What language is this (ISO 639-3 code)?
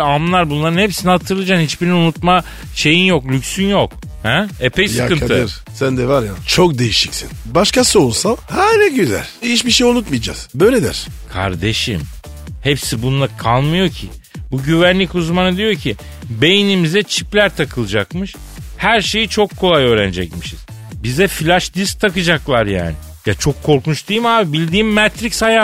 tur